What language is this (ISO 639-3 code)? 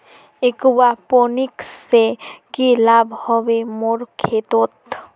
mag